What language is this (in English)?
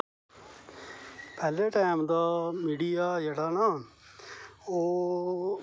Dogri